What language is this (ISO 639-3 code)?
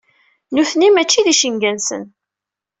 kab